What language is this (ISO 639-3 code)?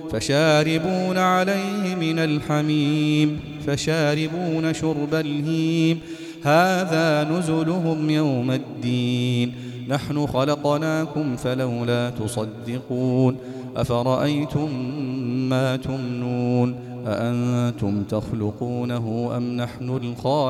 ara